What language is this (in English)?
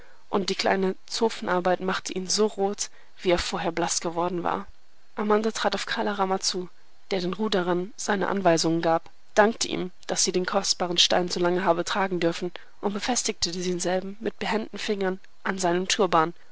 German